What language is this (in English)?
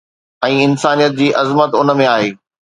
Sindhi